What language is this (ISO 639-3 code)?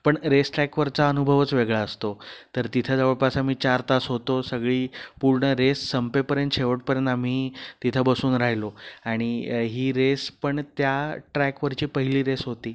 mar